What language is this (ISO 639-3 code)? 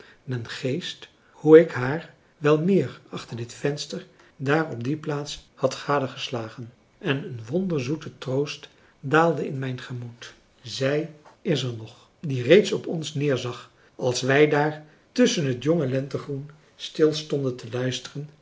nld